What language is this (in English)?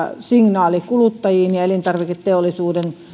Finnish